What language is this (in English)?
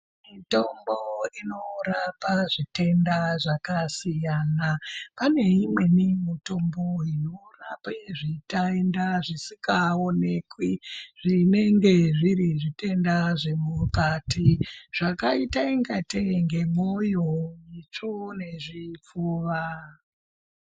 Ndau